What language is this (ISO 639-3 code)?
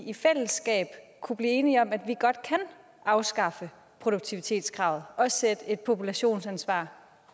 dan